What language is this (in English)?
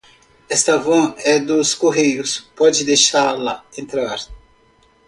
Portuguese